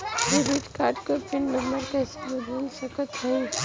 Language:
Bhojpuri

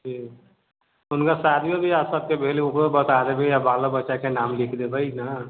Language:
Maithili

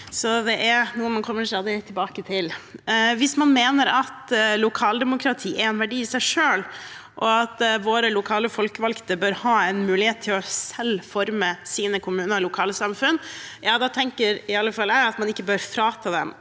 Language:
Norwegian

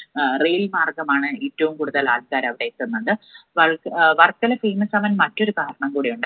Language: Malayalam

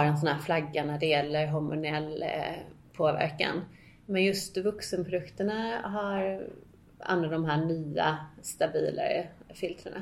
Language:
Swedish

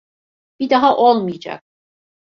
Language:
Turkish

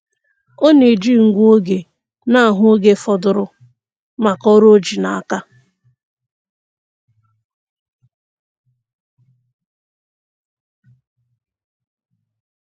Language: Igbo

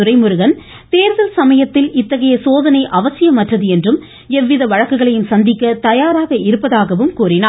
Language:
Tamil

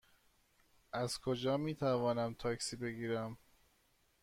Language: Persian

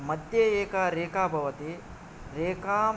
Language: Sanskrit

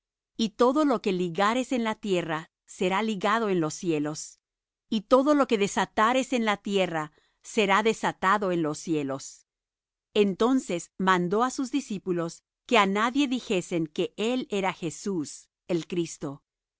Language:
Spanish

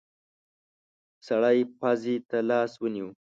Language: Pashto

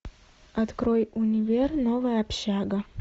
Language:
Russian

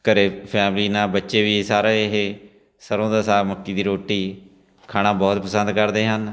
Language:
Punjabi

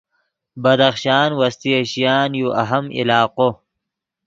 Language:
Yidgha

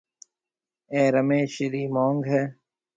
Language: Marwari (Pakistan)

